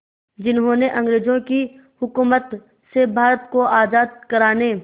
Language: Hindi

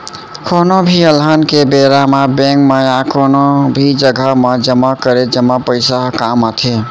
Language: Chhattisgarhi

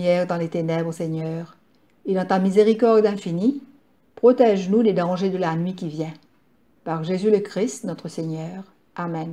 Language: French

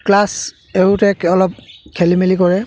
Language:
Assamese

